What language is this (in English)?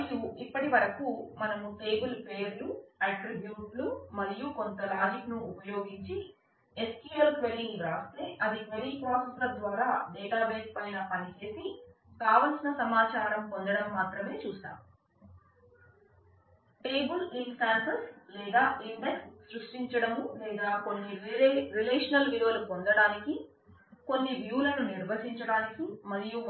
Telugu